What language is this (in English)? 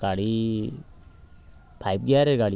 Bangla